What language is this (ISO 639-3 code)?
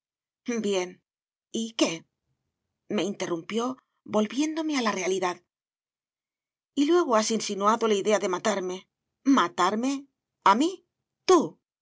spa